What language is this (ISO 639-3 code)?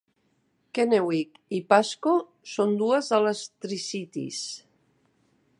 cat